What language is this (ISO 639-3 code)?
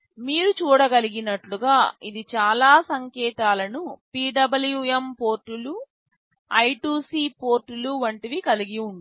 tel